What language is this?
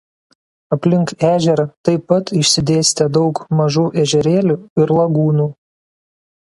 Lithuanian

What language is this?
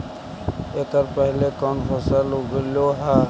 Magahi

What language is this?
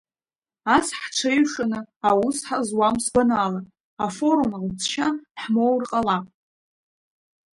Abkhazian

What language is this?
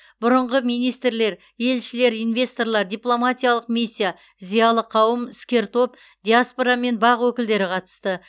Kazakh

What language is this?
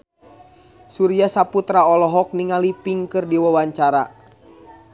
Sundanese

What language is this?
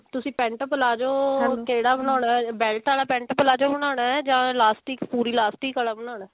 Punjabi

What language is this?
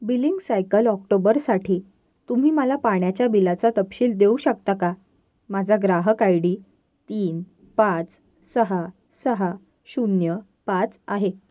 Marathi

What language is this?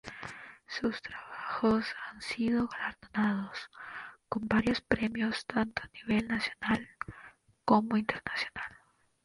Spanish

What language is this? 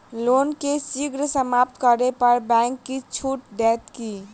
Maithili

